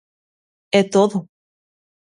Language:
Galician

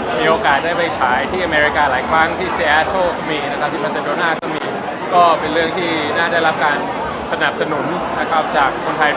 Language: Thai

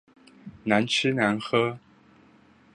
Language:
Chinese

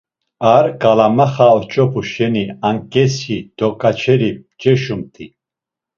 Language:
Laz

